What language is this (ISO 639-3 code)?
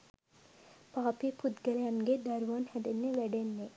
sin